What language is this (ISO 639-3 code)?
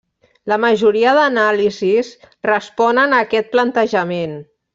cat